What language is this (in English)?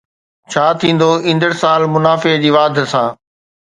Sindhi